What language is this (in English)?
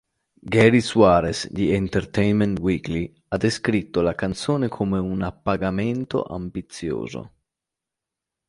Italian